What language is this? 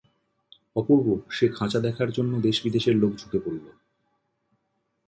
Bangla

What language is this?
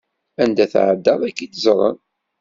Kabyle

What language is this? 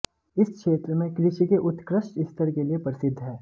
Hindi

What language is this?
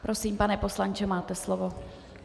Czech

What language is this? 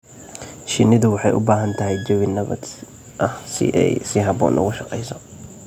Somali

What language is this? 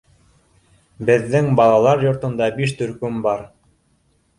Bashkir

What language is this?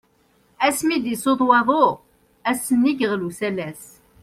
Kabyle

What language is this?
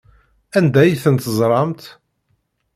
Kabyle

